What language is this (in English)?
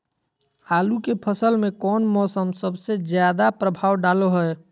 Magahi